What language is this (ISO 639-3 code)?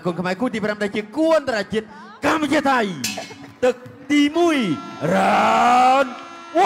tha